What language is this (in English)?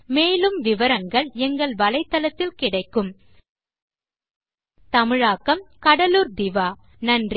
Tamil